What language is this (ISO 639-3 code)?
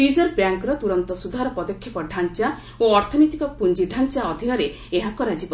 ori